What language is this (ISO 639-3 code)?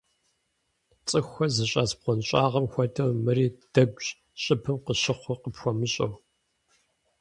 kbd